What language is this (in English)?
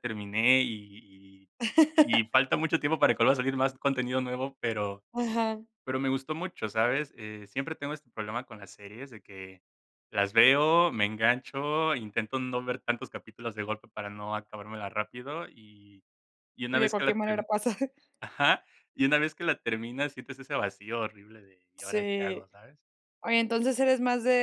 Spanish